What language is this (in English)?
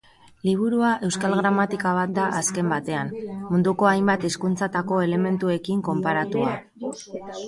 Basque